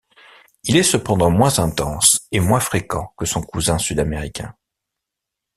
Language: French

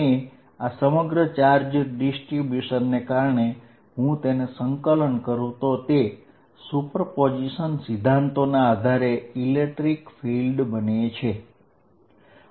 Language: Gujarati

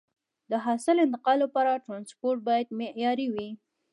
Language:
Pashto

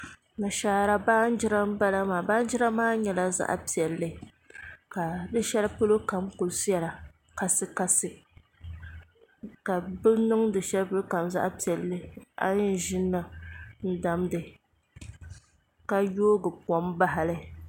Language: Dagbani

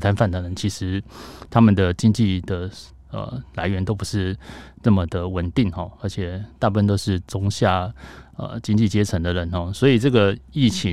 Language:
Chinese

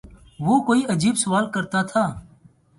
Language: Urdu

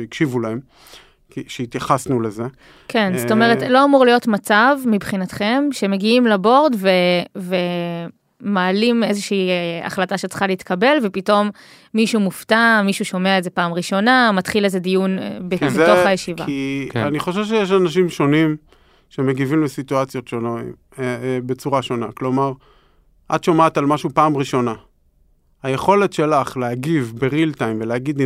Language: Hebrew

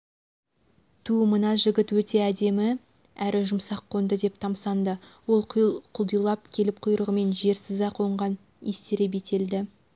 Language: Kazakh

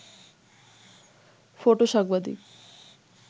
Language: Bangla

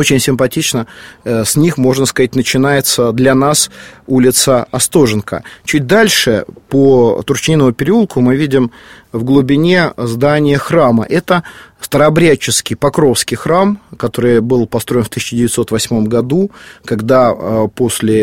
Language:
Russian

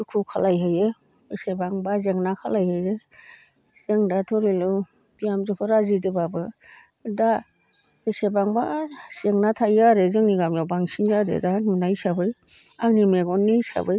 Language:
Bodo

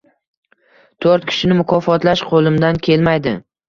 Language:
Uzbek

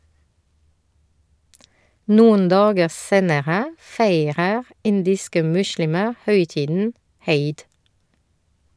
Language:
Norwegian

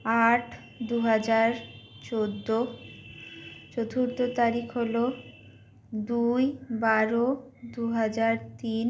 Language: Bangla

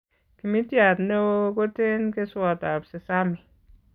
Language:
Kalenjin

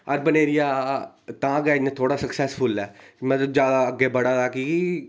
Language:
Dogri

